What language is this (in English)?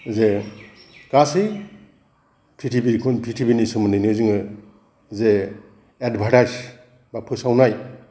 Bodo